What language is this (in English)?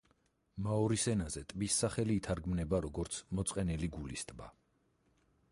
Georgian